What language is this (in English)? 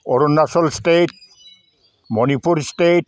Bodo